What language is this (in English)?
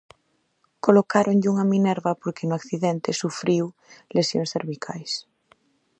Galician